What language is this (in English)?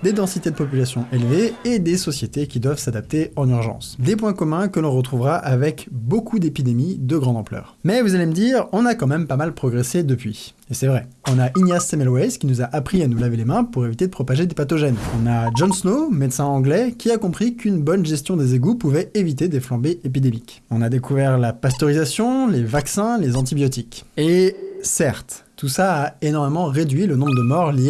French